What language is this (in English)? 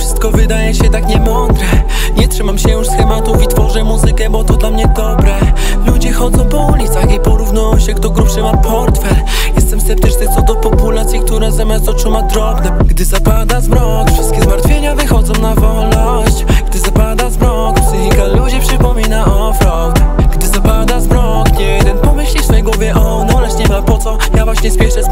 Polish